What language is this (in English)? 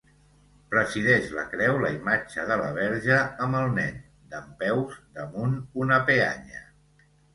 Catalan